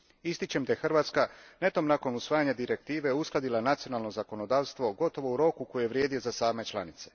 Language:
Croatian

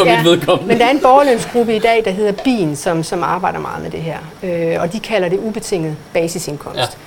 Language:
Danish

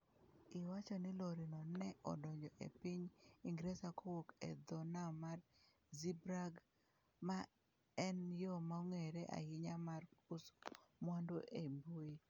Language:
Luo (Kenya and Tanzania)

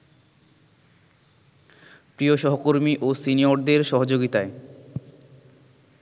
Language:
Bangla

